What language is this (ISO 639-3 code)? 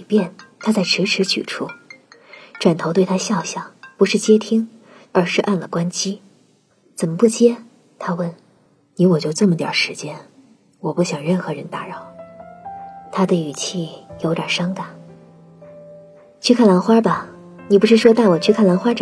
zho